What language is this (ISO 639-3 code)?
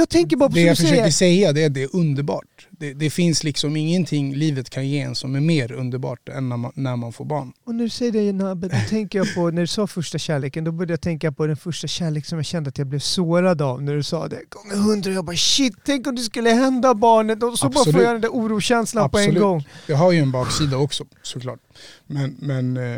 swe